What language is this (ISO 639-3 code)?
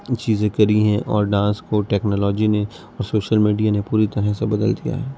urd